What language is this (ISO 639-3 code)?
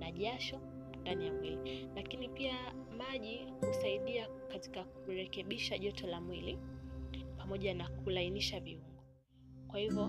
swa